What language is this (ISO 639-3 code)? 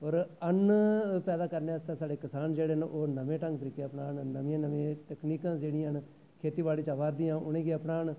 doi